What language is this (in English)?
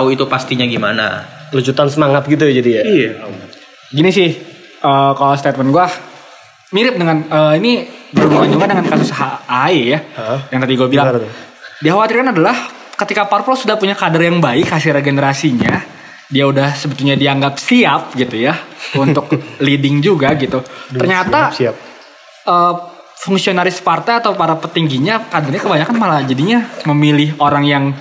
Indonesian